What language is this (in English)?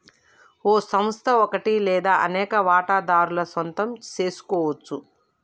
Telugu